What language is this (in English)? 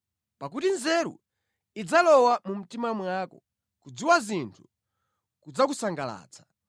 Nyanja